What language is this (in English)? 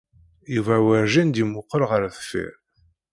Kabyle